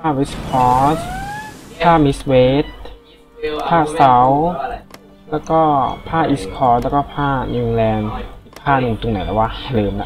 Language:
Thai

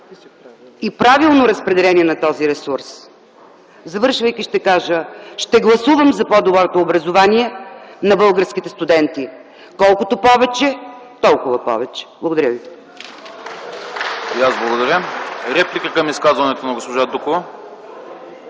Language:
Bulgarian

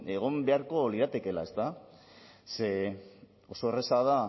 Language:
Basque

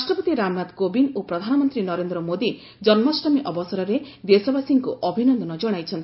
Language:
Odia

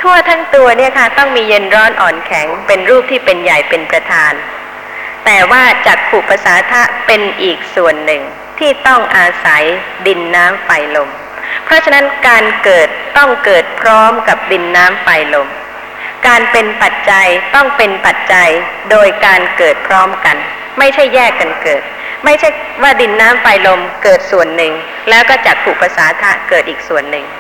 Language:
Thai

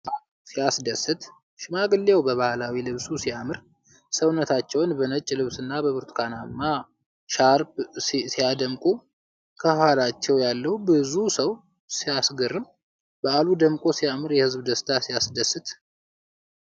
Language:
Amharic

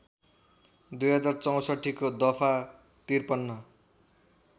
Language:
Nepali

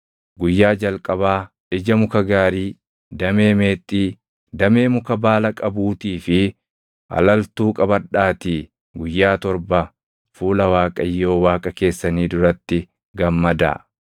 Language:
Oromo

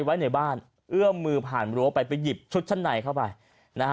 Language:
Thai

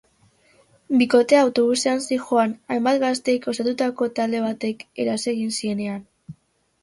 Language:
Basque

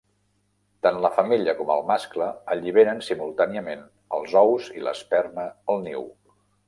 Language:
Catalan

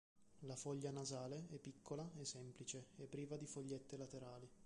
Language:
Italian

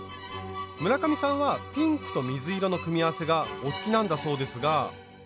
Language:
Japanese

